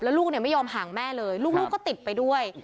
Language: Thai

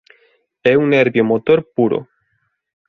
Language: Galician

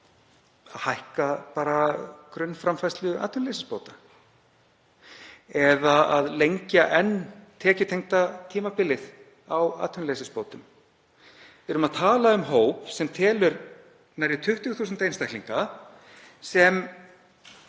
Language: Icelandic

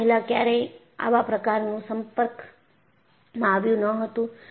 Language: Gujarati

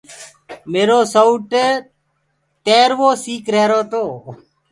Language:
Gurgula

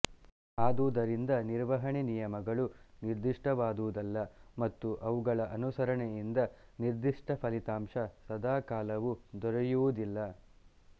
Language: Kannada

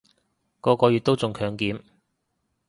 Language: Cantonese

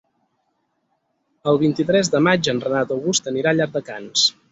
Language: Catalan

